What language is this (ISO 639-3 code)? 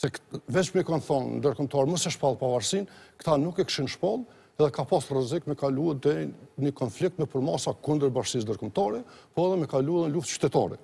ron